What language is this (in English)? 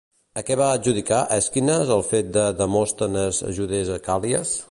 Catalan